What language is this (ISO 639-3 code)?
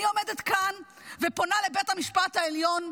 heb